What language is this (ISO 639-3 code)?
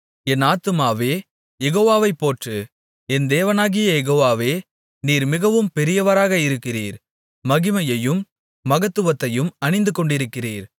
tam